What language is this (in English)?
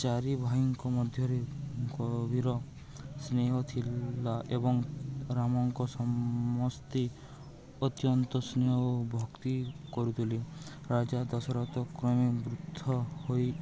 Odia